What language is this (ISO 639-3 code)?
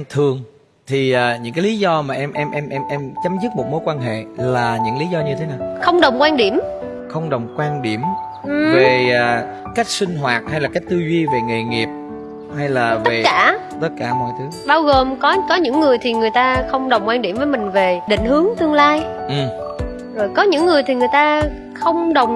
vie